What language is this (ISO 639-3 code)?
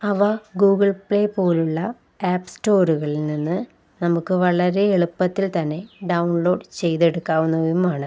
mal